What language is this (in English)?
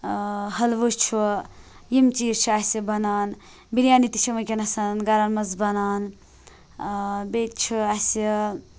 Kashmiri